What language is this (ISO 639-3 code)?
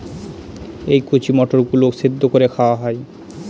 ben